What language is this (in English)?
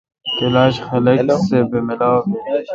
Kalkoti